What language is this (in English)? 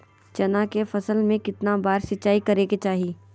Magahi